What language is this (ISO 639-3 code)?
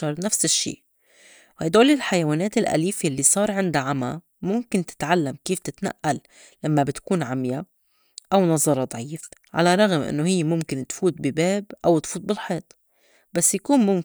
apc